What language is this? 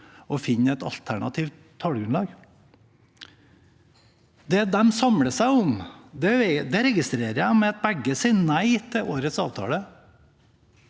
Norwegian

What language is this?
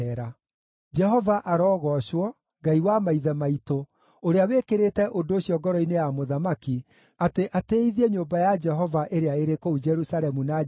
Kikuyu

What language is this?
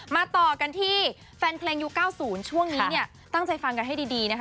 Thai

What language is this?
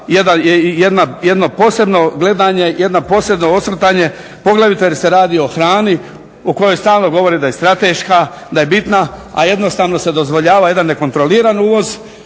Croatian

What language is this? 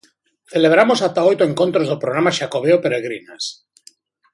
Galician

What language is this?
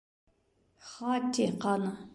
Bashkir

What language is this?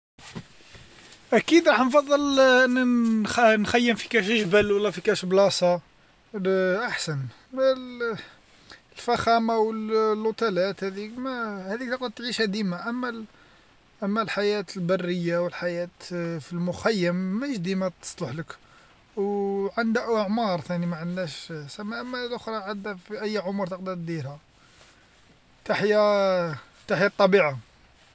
Algerian Arabic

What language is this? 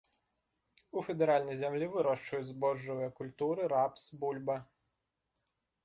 Belarusian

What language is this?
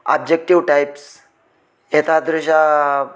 Sanskrit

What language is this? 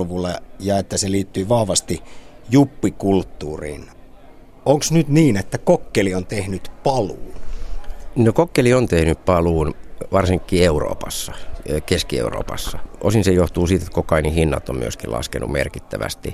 Finnish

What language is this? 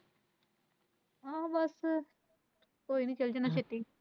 Punjabi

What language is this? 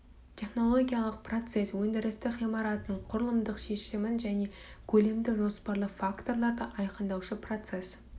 Kazakh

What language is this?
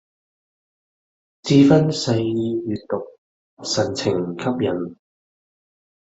Cantonese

